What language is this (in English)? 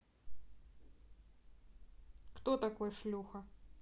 Russian